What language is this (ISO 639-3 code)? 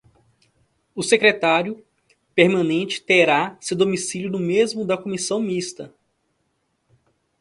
por